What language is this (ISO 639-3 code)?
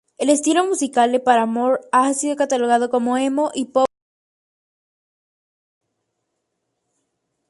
spa